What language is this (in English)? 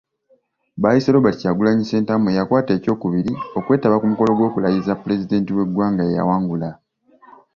Ganda